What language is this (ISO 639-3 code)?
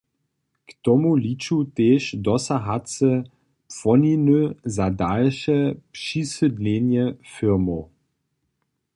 hsb